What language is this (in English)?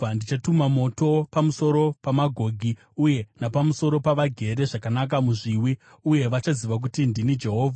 Shona